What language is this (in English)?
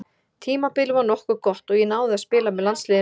Icelandic